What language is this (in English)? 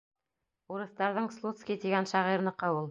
Bashkir